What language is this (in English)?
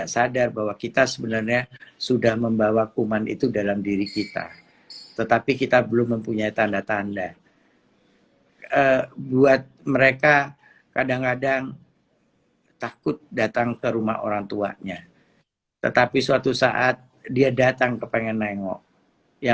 Indonesian